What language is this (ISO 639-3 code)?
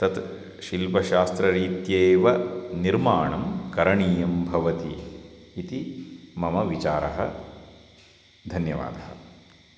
san